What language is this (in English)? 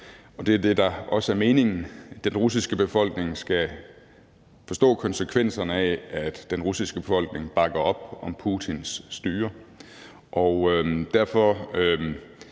Danish